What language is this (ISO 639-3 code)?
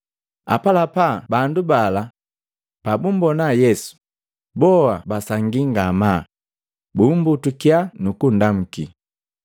mgv